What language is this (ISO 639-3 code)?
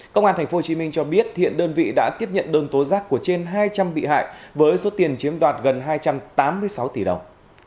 vie